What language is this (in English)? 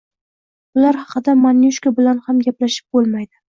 Uzbek